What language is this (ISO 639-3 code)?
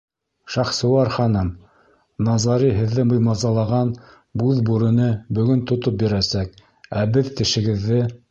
bak